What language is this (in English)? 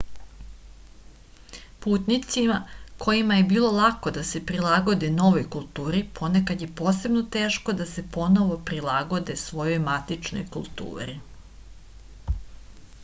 Serbian